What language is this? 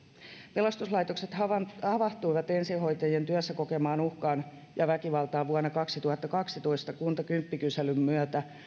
Finnish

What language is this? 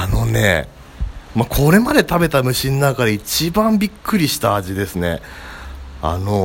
Japanese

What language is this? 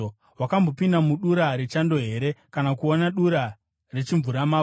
Shona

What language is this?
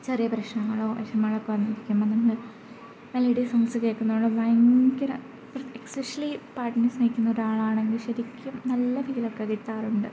Malayalam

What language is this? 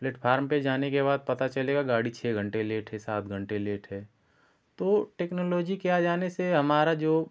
Hindi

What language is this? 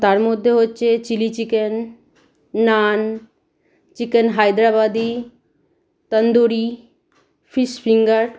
Bangla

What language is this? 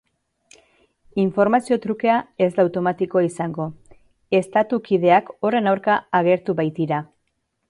Basque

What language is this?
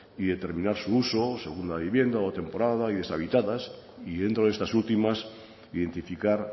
Spanish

